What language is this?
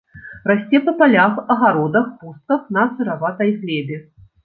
Belarusian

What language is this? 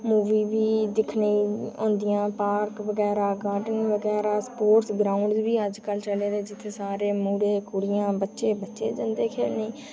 Dogri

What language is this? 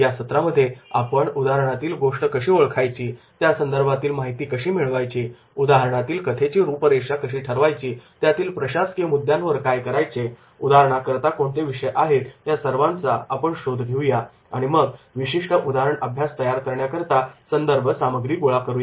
Marathi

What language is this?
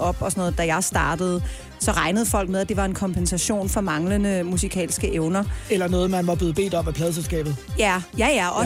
Danish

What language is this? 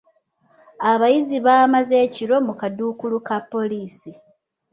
Ganda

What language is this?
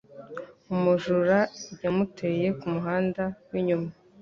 Kinyarwanda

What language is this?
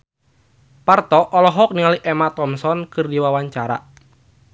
Sundanese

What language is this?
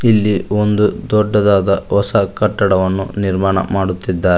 Kannada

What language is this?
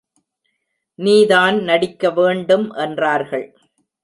Tamil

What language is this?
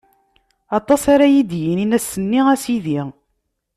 Kabyle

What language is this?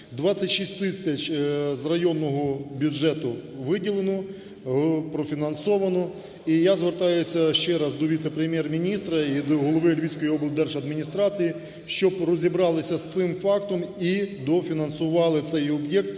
Ukrainian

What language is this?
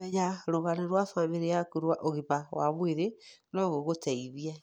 Kikuyu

